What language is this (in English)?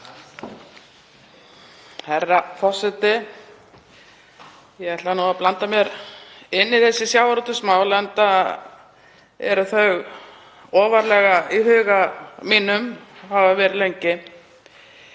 Icelandic